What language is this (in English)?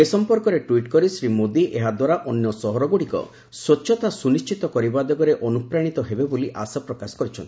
Odia